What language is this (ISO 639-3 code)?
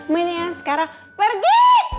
ind